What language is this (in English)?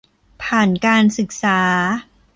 Thai